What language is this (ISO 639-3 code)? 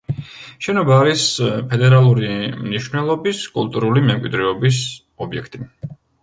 kat